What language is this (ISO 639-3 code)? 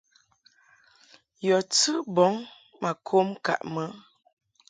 mhk